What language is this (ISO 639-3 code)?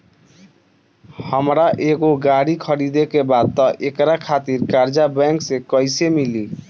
bho